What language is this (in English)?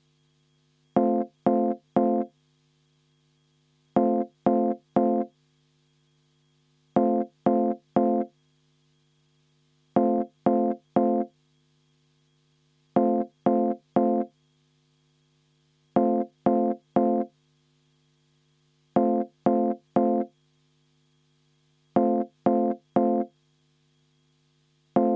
Estonian